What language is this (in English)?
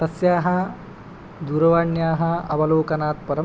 Sanskrit